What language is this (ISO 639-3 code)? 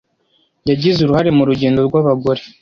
kin